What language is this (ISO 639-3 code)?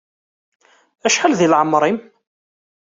kab